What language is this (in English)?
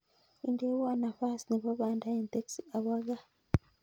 Kalenjin